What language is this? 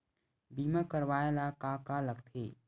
Chhattisgarhi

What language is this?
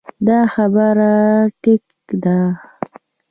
Pashto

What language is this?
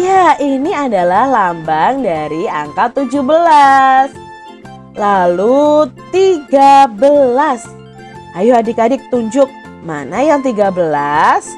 Indonesian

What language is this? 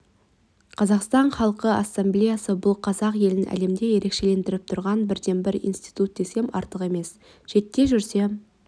Kazakh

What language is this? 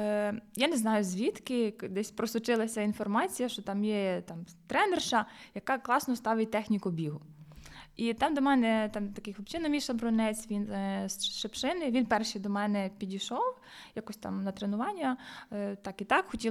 Ukrainian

